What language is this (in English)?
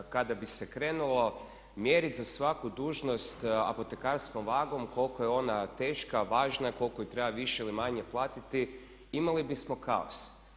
Croatian